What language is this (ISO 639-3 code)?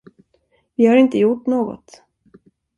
swe